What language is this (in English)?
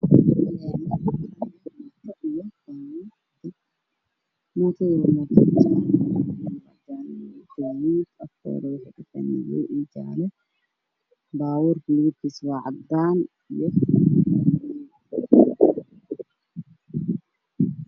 Somali